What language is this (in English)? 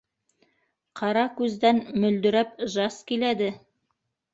Bashkir